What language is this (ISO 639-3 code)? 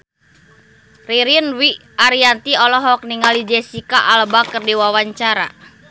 sun